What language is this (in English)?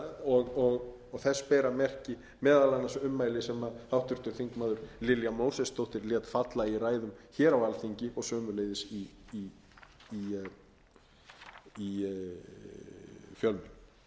Icelandic